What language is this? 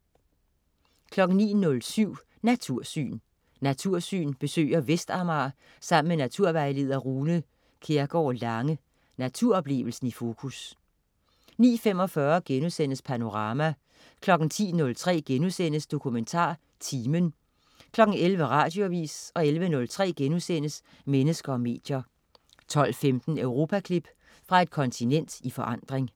Danish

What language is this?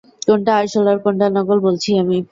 Bangla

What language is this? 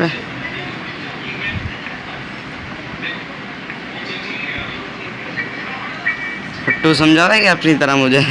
Hindi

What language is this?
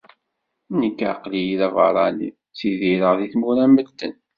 Kabyle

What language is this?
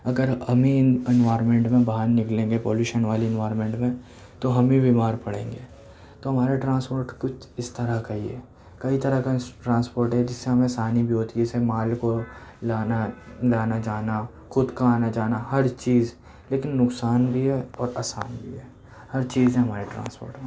Urdu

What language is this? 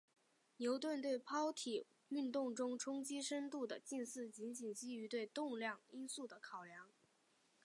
Chinese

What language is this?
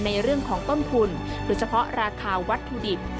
Thai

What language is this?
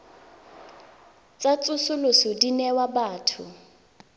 Tswana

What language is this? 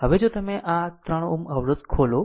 Gujarati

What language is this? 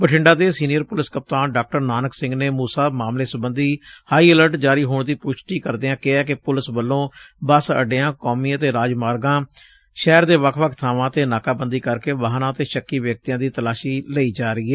Punjabi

